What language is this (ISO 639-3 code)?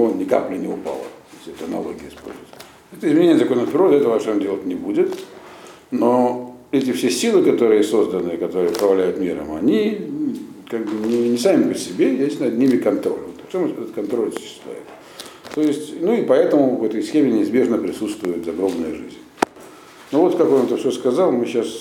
rus